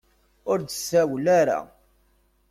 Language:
Kabyle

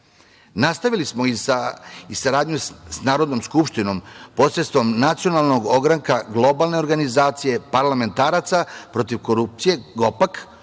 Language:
Serbian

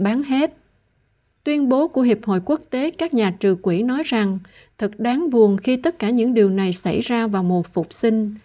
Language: Vietnamese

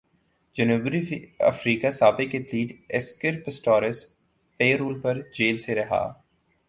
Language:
Urdu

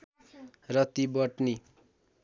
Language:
Nepali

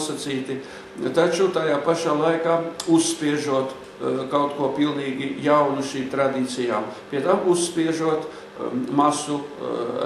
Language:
Latvian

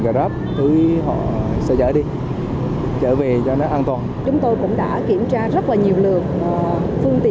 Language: Vietnamese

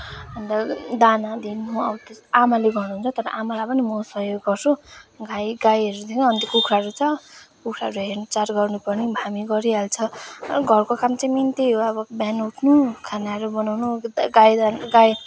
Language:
Nepali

